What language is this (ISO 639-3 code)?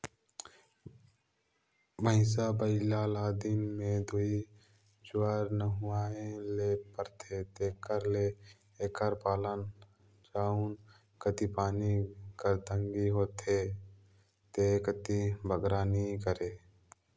hne